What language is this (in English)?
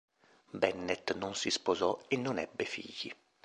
Italian